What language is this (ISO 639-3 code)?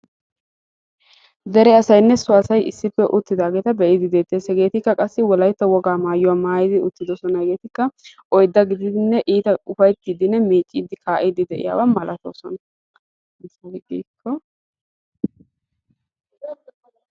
wal